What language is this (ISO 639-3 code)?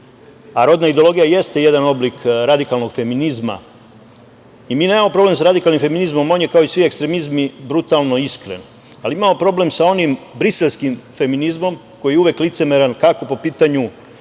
srp